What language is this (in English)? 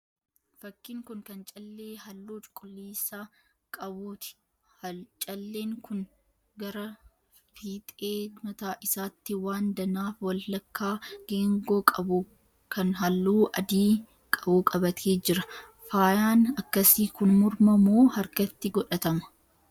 Oromo